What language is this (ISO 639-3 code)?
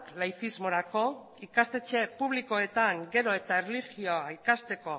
eus